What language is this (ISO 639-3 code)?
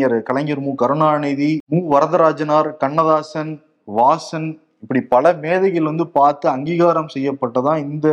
tam